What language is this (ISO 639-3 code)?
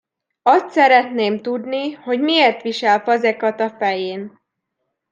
hun